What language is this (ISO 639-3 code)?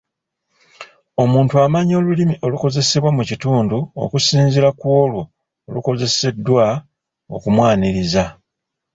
lug